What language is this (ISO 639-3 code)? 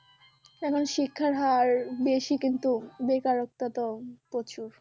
ben